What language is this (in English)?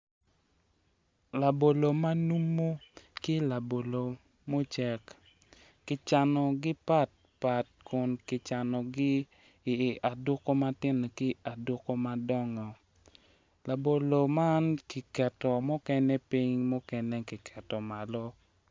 Acoli